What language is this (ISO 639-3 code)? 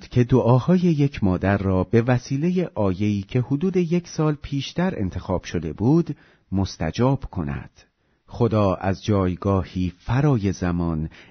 fas